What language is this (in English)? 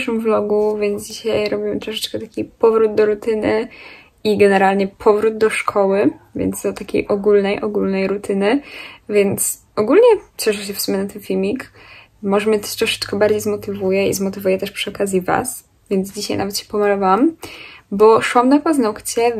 Polish